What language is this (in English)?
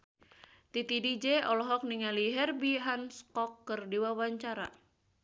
Sundanese